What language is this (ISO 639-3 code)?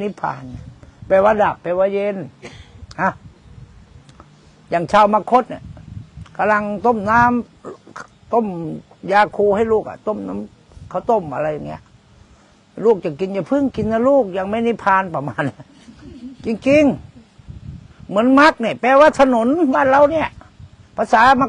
tha